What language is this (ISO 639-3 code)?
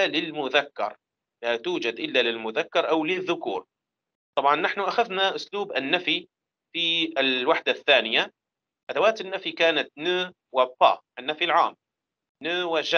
ara